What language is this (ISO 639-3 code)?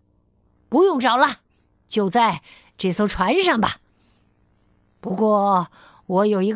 zho